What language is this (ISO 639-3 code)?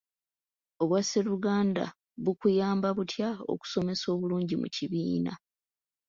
lug